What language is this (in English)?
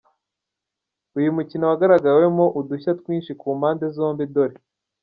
Kinyarwanda